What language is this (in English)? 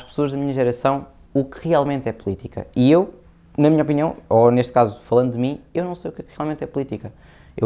Portuguese